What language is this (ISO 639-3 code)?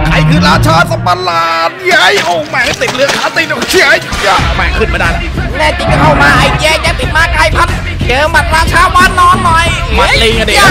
tha